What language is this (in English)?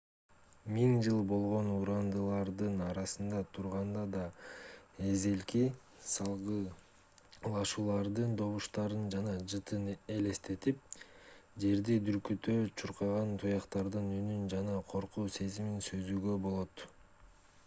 Kyrgyz